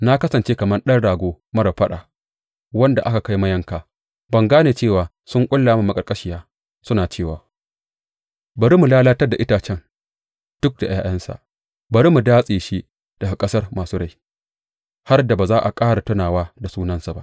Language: Hausa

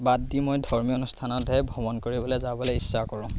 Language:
Assamese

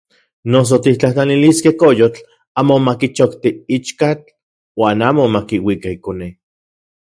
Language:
Central Puebla Nahuatl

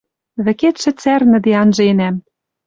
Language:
Western Mari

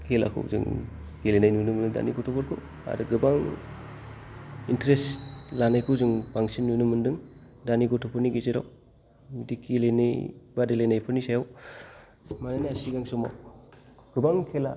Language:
Bodo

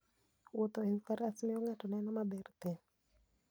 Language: Luo (Kenya and Tanzania)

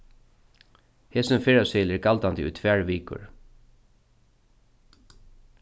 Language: Faroese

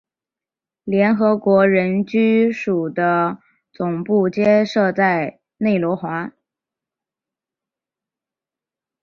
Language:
Chinese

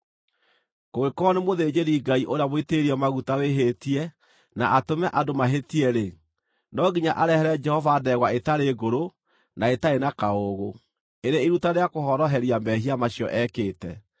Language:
Kikuyu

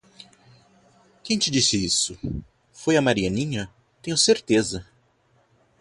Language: Portuguese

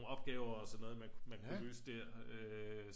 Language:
Danish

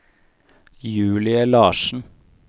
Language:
Norwegian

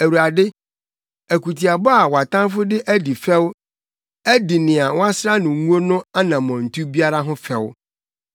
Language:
Akan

